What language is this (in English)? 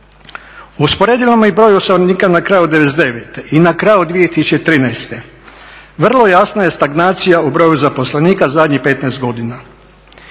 Croatian